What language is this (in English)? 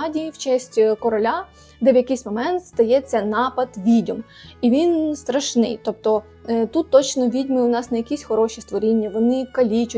Ukrainian